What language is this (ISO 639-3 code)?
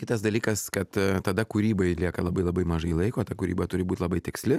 lit